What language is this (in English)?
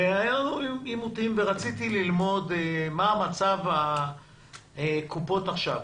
Hebrew